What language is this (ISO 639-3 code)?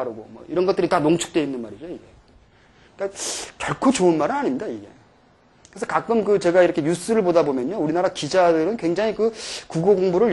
kor